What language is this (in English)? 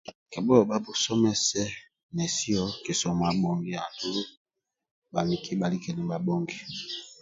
Amba (Uganda)